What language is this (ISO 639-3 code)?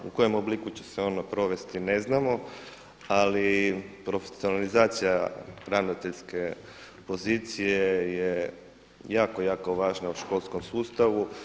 hrv